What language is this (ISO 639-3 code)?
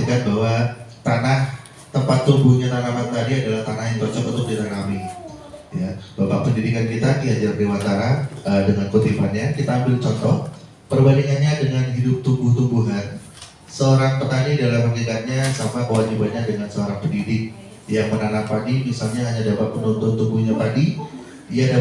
ind